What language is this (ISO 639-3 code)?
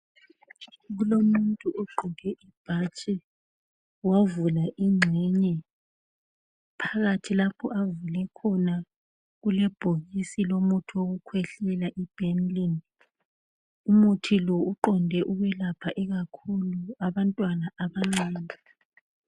nde